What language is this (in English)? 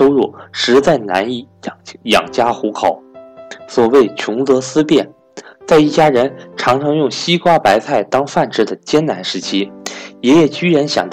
Chinese